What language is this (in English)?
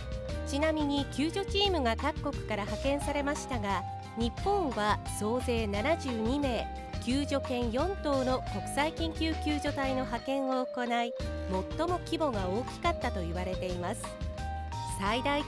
Japanese